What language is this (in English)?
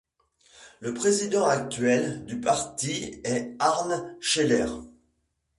French